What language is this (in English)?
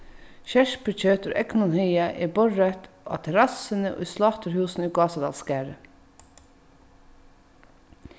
Faroese